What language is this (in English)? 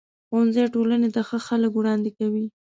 Pashto